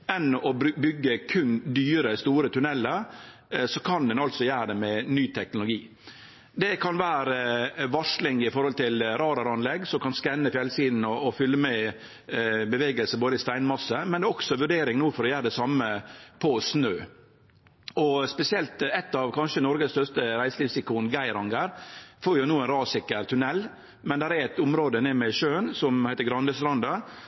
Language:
Norwegian Nynorsk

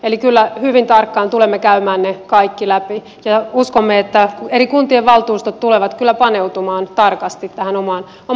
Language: Finnish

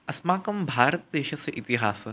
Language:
Sanskrit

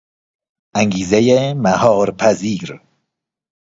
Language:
Persian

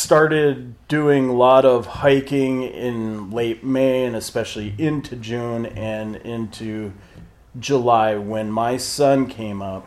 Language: English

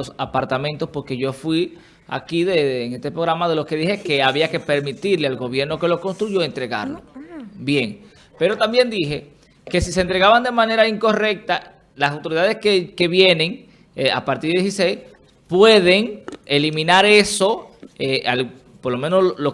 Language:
Spanish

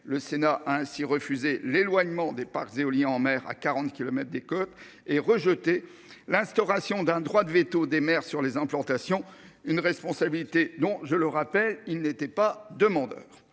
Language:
French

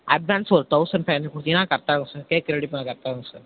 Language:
Tamil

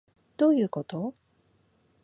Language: Japanese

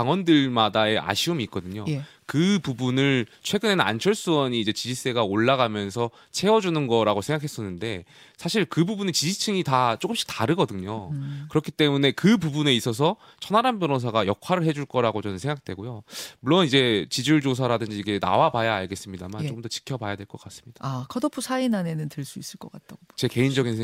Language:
Korean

